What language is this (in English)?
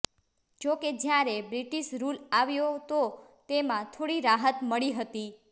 Gujarati